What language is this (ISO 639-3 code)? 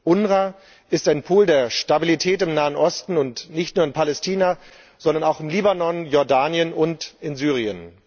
deu